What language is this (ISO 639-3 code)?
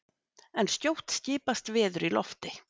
isl